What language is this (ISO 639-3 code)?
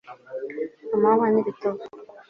kin